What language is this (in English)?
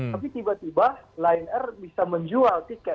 Indonesian